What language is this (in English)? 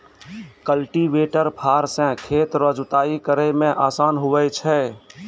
Maithili